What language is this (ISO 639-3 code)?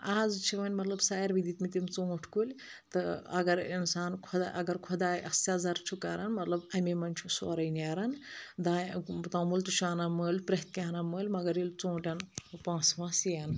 kas